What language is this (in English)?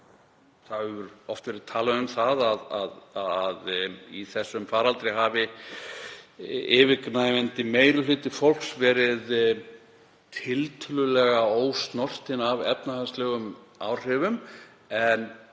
Icelandic